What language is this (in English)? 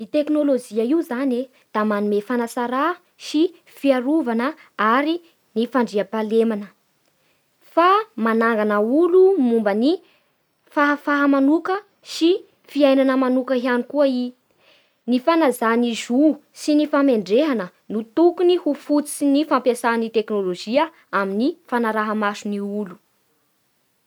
Bara Malagasy